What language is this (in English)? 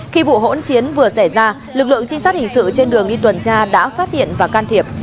Vietnamese